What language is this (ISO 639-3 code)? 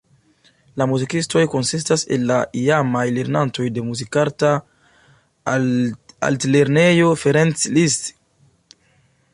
epo